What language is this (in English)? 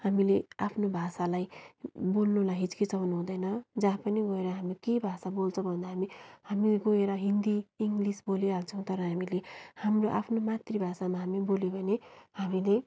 Nepali